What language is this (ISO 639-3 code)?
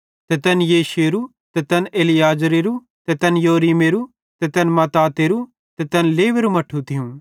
bhd